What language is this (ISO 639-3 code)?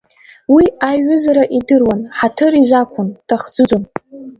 abk